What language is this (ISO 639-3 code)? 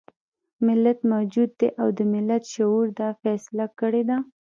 pus